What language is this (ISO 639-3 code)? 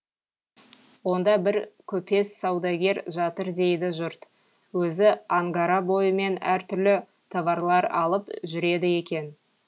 kaz